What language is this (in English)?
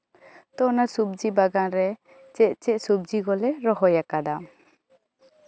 Santali